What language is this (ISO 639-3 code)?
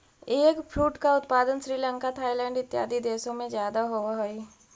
mag